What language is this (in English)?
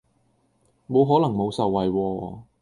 Cantonese